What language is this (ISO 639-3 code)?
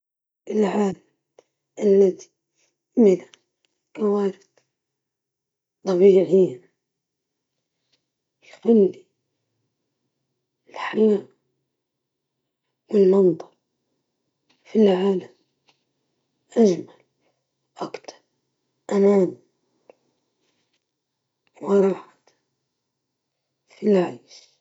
ayl